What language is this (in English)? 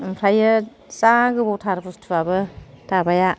Bodo